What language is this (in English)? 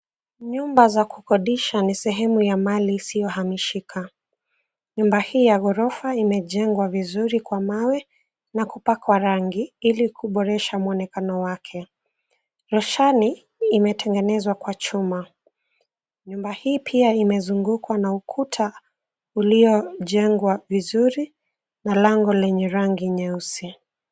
Swahili